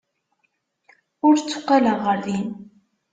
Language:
Kabyle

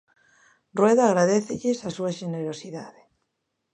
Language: Galician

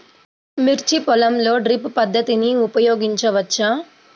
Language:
Telugu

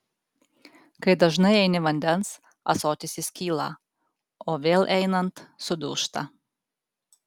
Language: Lithuanian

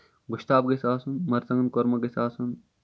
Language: Kashmiri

